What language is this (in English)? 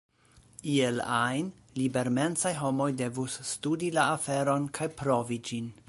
Esperanto